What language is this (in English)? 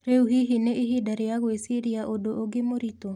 Kikuyu